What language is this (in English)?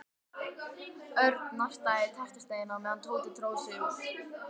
Icelandic